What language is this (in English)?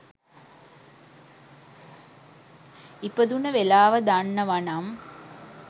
Sinhala